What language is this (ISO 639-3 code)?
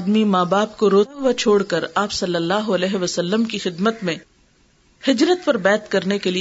urd